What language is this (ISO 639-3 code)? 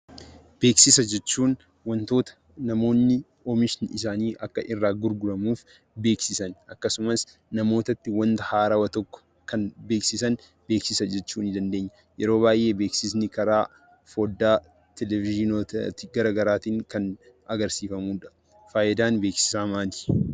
orm